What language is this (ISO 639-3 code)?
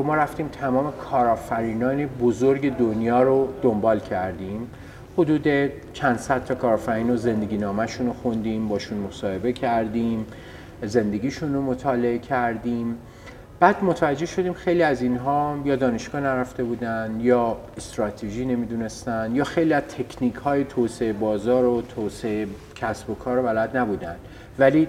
fas